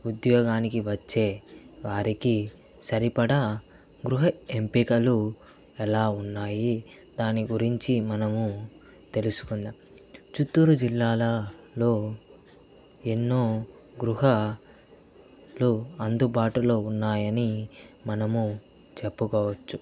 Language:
Telugu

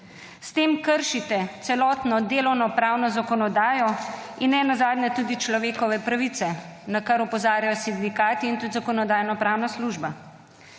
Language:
Slovenian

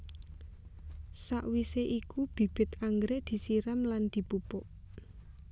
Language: Javanese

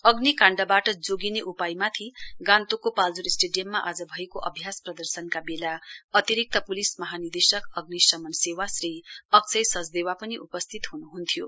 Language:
Nepali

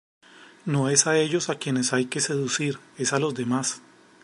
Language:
Spanish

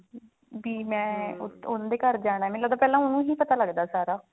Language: Punjabi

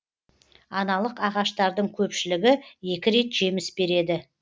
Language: Kazakh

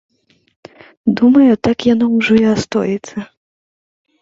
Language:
Belarusian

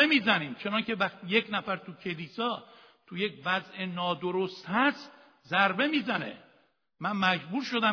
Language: Persian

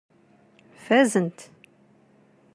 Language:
Kabyle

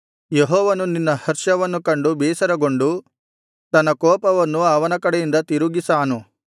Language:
Kannada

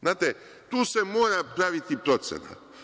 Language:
Serbian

